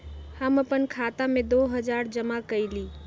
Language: Magahi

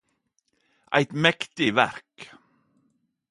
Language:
Norwegian Nynorsk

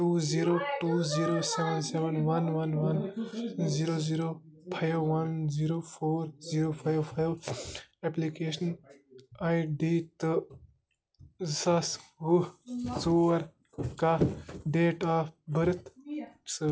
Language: Kashmiri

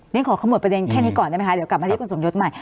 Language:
Thai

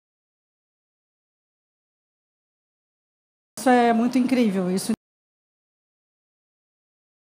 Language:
Portuguese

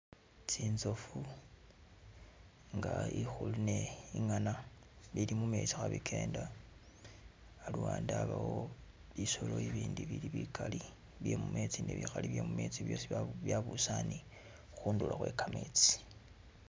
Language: Masaaba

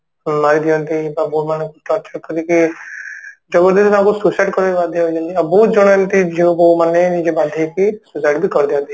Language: Odia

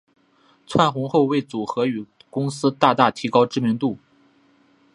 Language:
Chinese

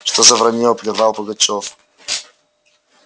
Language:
Russian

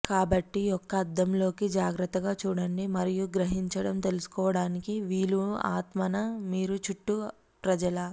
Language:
Telugu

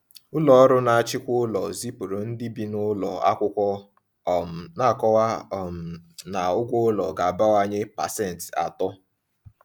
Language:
Igbo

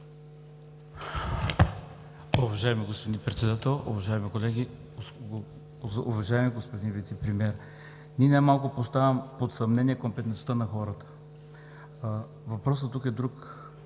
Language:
Bulgarian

